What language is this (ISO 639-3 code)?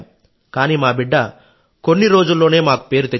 tel